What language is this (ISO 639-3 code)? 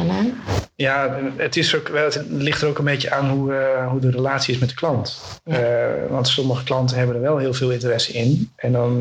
nld